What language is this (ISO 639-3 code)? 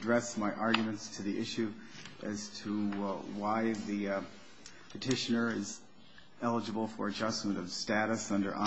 eng